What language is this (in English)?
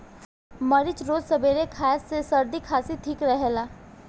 Bhojpuri